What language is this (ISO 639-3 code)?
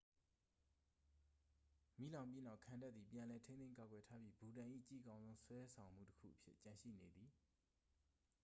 mya